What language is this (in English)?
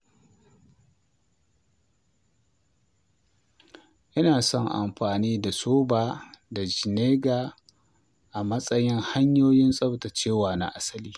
Hausa